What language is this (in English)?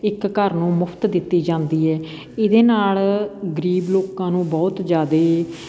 Punjabi